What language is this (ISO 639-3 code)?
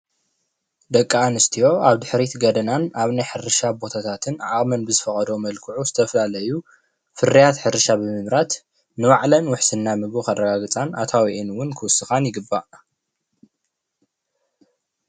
tir